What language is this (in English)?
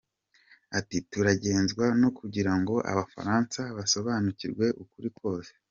Kinyarwanda